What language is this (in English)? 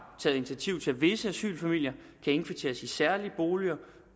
Danish